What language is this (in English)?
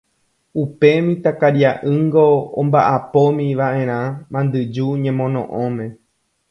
Guarani